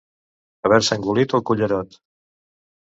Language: Catalan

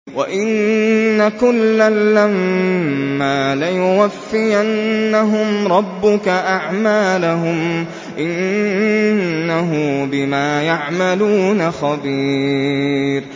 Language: Arabic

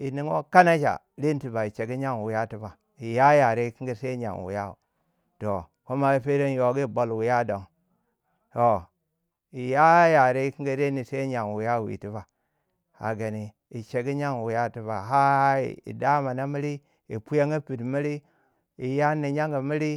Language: Waja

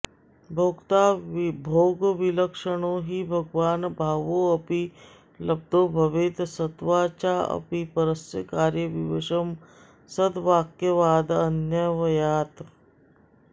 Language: Sanskrit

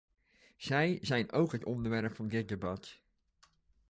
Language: Dutch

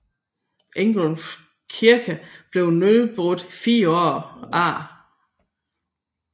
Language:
Danish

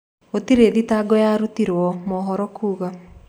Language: Kikuyu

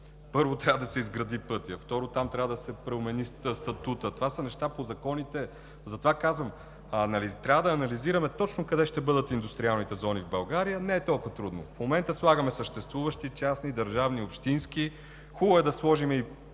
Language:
Bulgarian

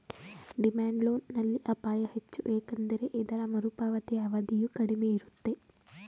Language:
Kannada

